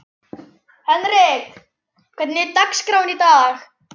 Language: Icelandic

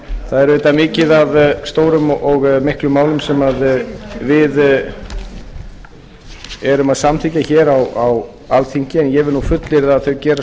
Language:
Icelandic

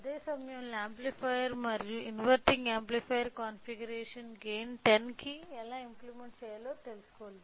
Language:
Telugu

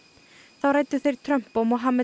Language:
Icelandic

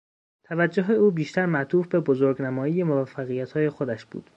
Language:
Persian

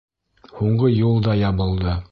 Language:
Bashkir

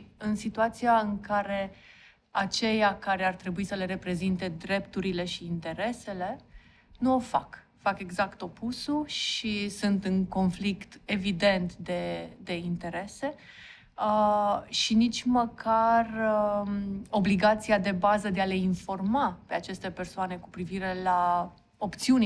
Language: Romanian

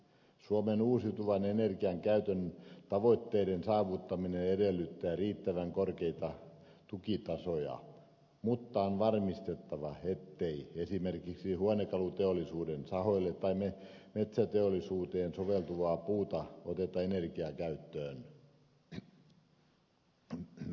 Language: Finnish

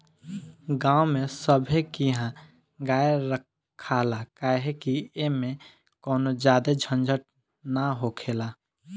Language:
Bhojpuri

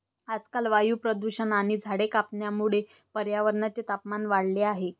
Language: Marathi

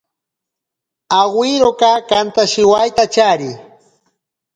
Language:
Ashéninka Perené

